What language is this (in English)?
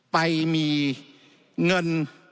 Thai